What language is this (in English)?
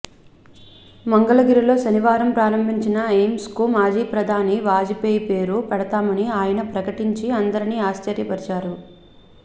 Telugu